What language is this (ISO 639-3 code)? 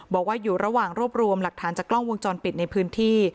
tha